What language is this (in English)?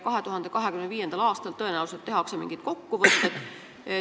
Estonian